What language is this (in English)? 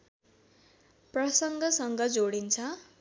Nepali